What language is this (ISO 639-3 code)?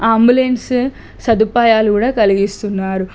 tel